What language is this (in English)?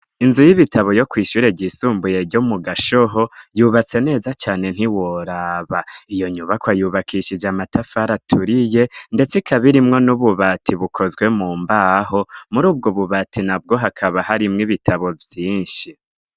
Rundi